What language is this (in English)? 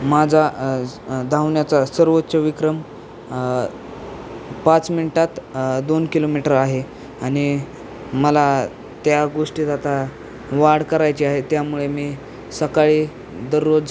Marathi